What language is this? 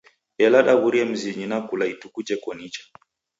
Taita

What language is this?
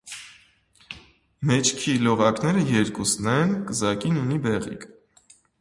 Armenian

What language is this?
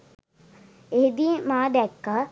Sinhala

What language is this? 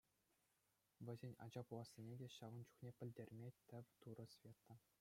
Chuvash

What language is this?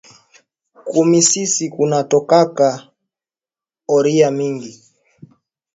Swahili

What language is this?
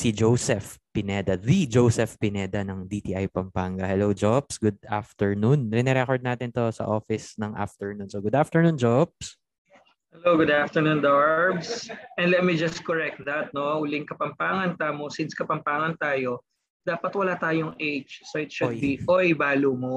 Filipino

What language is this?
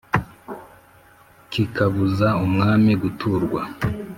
Kinyarwanda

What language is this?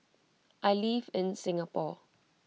English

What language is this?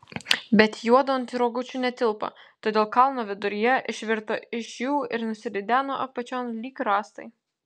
Lithuanian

